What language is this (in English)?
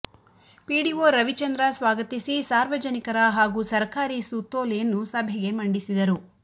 Kannada